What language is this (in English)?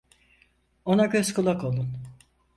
Turkish